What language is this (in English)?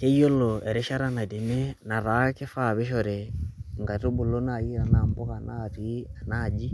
Masai